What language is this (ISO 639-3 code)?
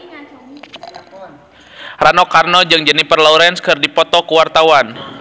sun